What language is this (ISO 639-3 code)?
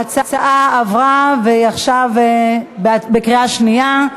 heb